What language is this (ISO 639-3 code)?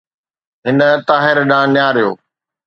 snd